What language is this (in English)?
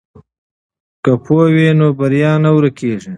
Pashto